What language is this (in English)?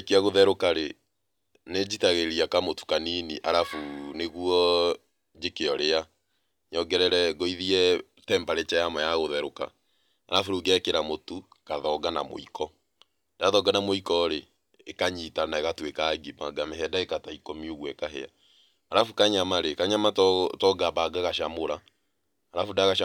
Kikuyu